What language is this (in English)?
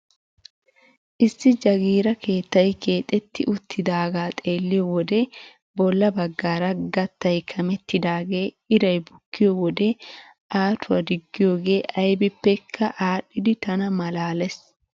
Wolaytta